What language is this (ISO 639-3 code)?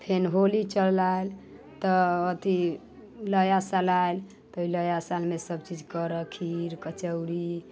mai